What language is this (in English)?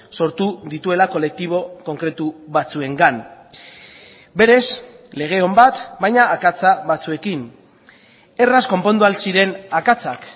Basque